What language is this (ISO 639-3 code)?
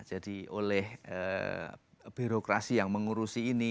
ind